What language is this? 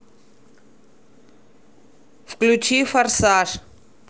Russian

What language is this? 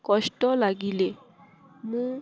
Odia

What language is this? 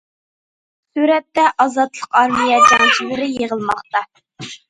Uyghur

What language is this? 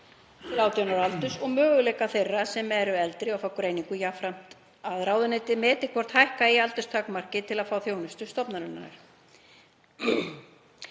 Icelandic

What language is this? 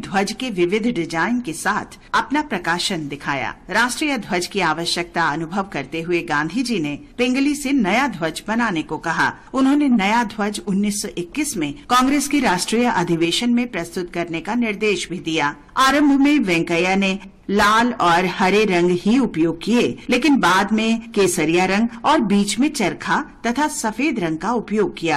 Hindi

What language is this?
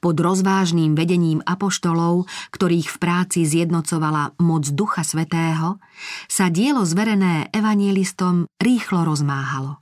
Slovak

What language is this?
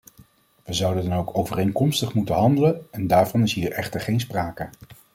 Dutch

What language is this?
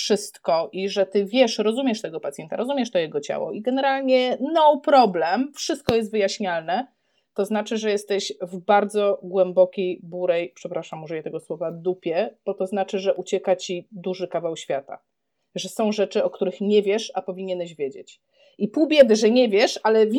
Polish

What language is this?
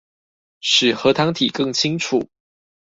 Chinese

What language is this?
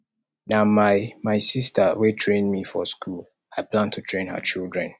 Nigerian Pidgin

